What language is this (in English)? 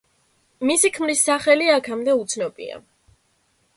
Georgian